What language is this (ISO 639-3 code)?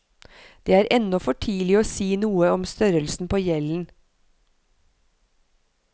nor